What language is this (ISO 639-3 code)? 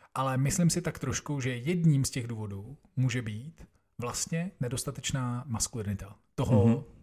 ces